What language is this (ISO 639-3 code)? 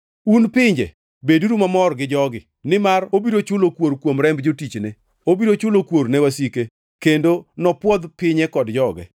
luo